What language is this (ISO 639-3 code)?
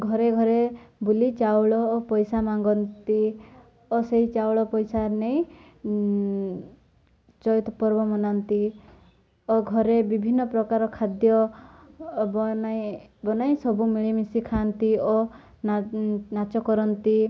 ori